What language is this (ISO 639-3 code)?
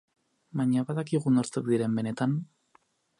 eus